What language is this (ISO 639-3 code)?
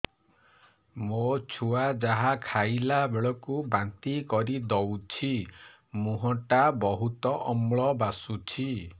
ori